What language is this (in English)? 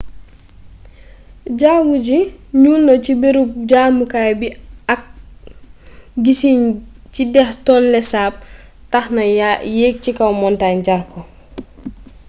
Wolof